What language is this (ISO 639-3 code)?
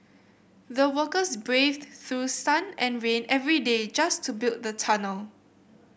eng